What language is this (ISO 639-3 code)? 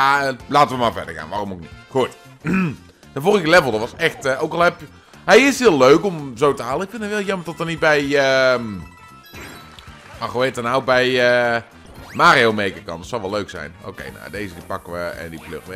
nld